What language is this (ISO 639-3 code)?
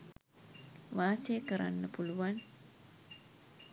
sin